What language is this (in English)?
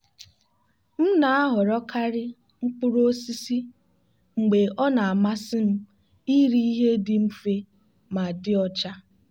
Igbo